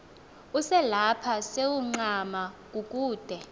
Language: Xhosa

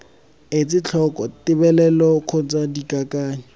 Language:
Tswana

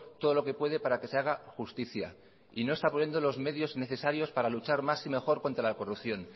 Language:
Spanish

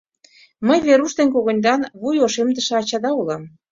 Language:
Mari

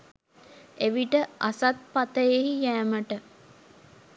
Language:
Sinhala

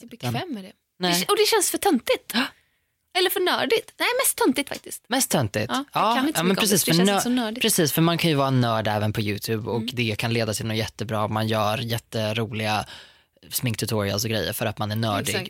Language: Swedish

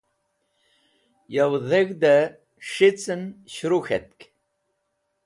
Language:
Wakhi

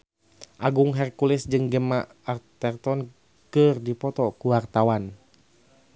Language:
Sundanese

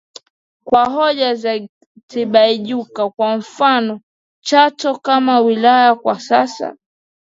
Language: Swahili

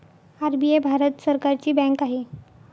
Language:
Marathi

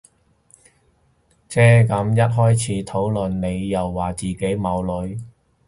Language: Cantonese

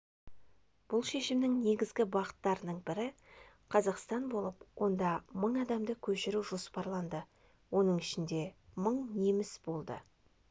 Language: Kazakh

